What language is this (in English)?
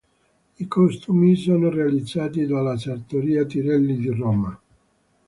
Italian